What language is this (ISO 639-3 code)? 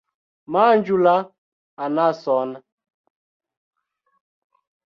epo